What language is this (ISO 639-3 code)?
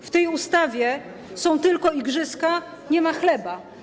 pol